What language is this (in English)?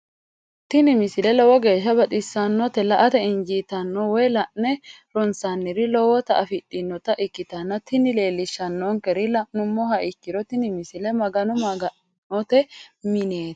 Sidamo